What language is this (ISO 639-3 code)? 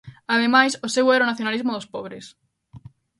glg